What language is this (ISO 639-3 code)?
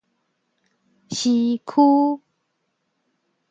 nan